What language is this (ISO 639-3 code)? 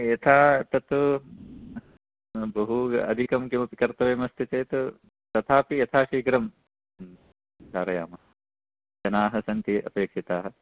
san